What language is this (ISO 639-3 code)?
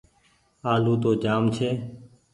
gig